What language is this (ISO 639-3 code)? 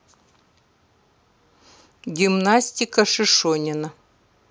rus